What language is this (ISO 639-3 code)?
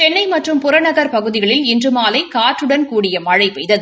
tam